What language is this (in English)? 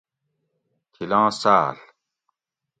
Gawri